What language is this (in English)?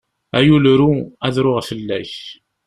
Kabyle